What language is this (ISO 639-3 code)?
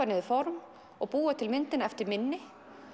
isl